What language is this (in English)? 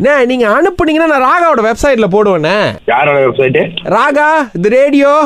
Tamil